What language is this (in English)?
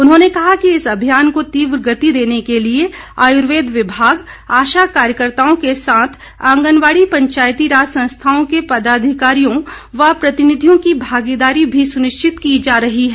Hindi